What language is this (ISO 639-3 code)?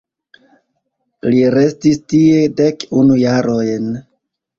epo